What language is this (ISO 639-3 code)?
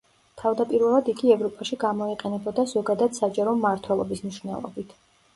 kat